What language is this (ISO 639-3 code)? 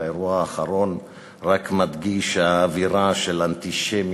heb